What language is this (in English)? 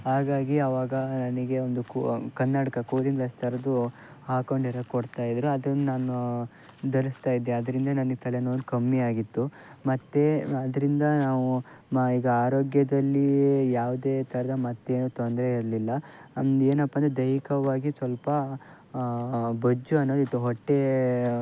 Kannada